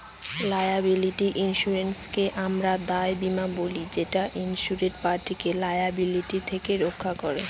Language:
Bangla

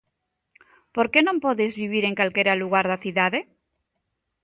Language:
Galician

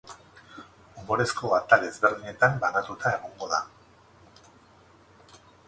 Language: Basque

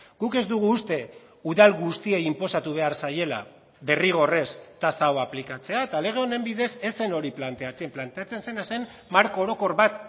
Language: Basque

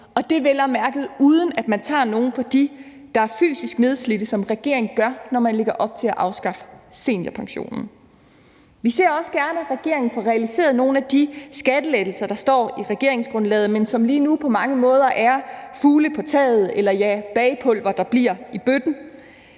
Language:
Danish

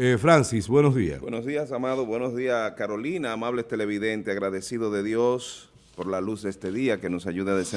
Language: Spanish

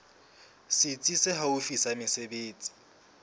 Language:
Southern Sotho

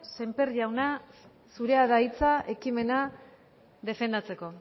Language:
Basque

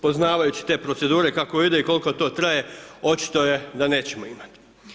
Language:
Croatian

